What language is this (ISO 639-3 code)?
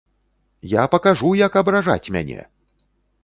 bel